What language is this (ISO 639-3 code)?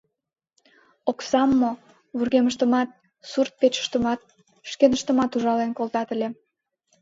chm